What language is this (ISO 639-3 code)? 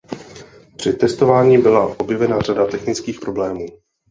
ces